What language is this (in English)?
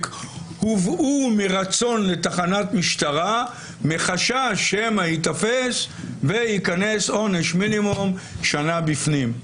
Hebrew